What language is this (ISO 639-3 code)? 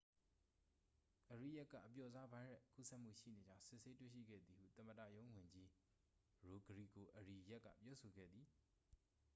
mya